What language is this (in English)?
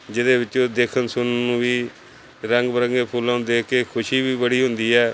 Punjabi